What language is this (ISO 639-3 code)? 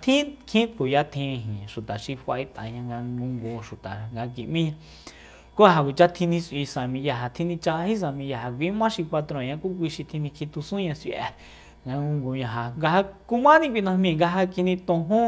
vmp